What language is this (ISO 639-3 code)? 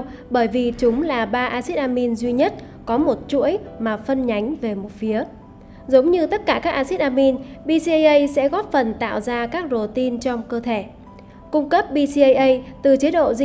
vie